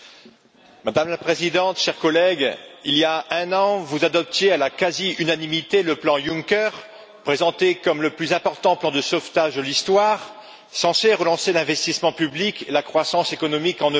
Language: French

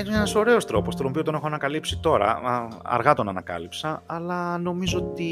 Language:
Greek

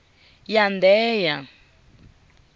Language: Tsonga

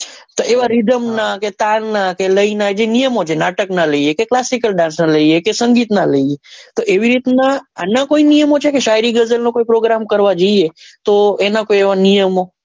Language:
Gujarati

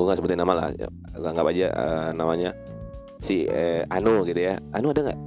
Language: Indonesian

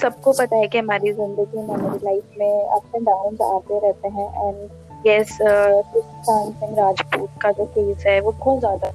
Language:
Hindi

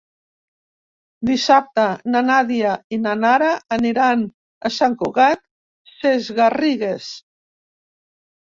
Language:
Catalan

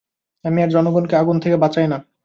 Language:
Bangla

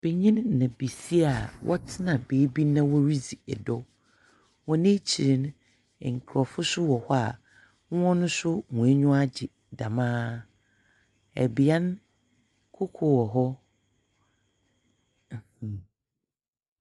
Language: Akan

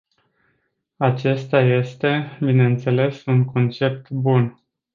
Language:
Romanian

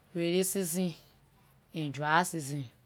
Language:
Liberian English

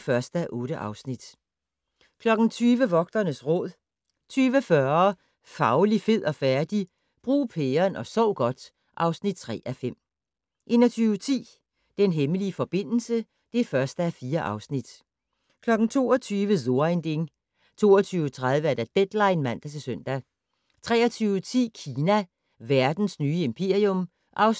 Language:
Danish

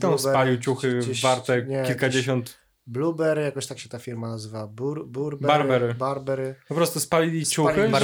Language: Polish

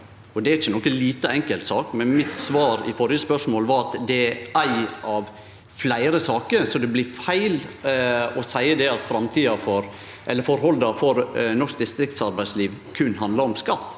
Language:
Norwegian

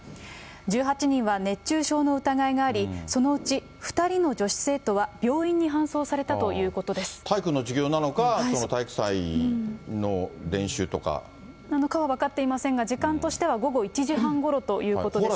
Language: Japanese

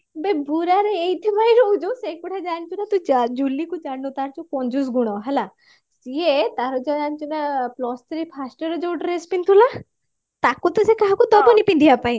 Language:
Odia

